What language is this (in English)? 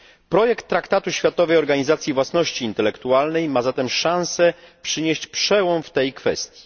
Polish